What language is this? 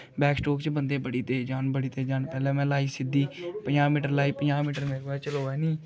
Dogri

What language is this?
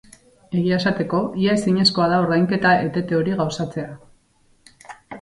Basque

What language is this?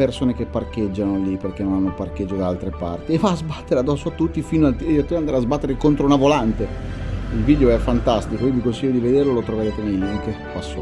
Italian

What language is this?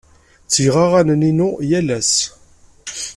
Kabyle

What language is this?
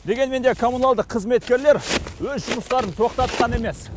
Kazakh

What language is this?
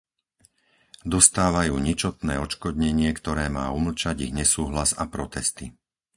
Slovak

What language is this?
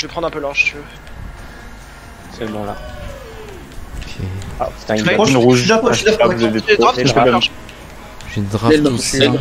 French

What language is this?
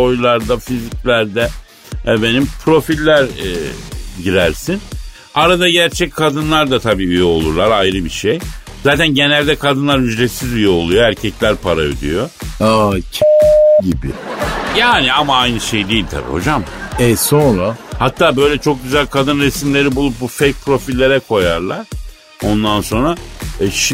Turkish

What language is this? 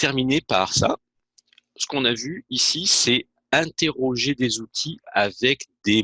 French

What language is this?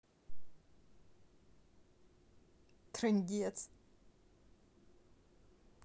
Russian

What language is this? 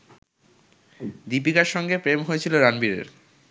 Bangla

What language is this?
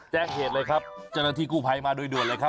Thai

